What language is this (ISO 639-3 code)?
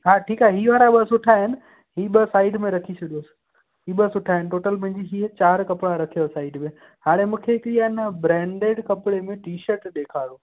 snd